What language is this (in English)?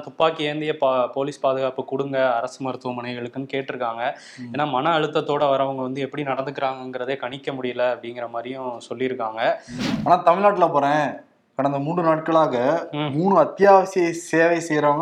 Tamil